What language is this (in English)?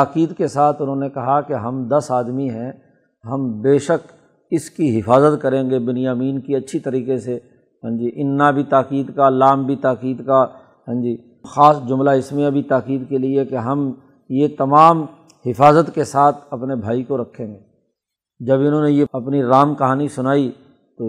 Urdu